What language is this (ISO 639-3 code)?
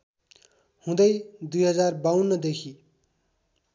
nep